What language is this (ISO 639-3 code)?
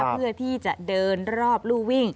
tha